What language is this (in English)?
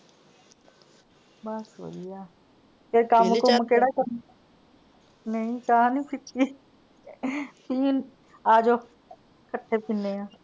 Punjabi